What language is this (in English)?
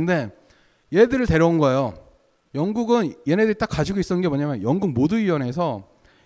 Korean